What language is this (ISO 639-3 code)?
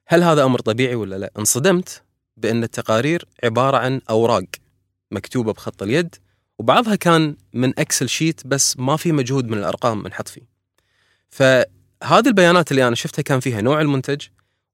ara